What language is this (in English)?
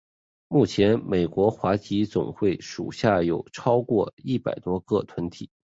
Chinese